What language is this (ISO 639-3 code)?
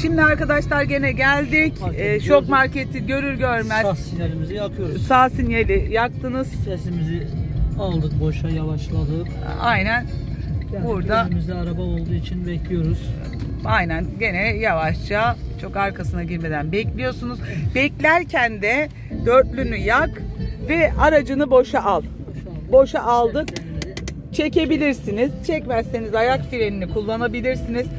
tur